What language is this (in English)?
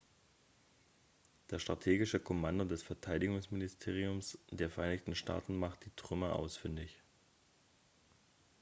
German